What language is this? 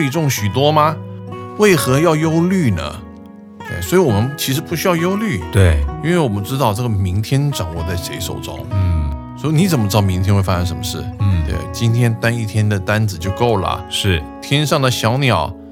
Chinese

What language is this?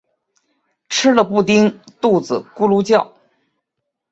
Chinese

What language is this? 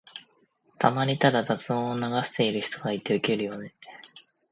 Japanese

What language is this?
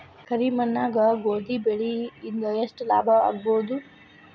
Kannada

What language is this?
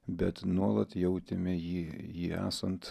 Lithuanian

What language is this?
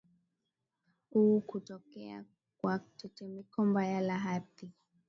Swahili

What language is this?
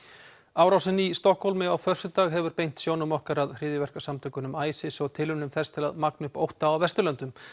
Icelandic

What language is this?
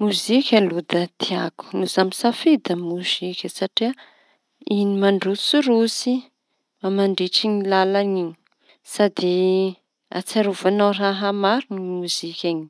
Tanosy Malagasy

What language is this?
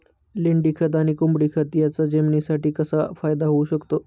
Marathi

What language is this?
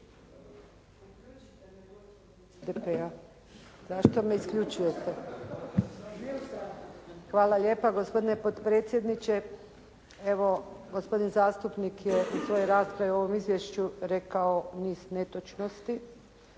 Croatian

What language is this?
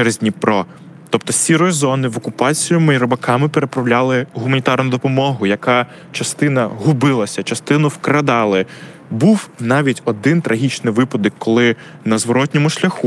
Ukrainian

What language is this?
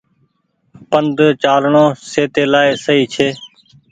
Goaria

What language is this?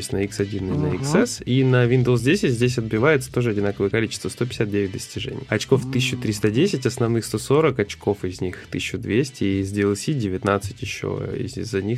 Russian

